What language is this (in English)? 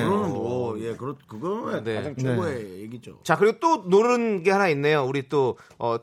Korean